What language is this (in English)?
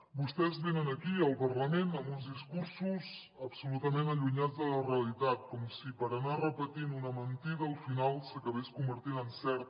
Catalan